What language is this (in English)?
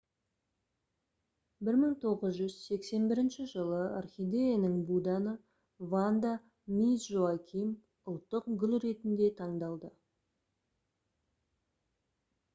Kazakh